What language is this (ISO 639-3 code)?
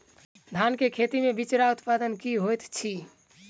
mai